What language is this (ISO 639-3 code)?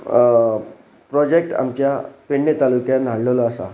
kok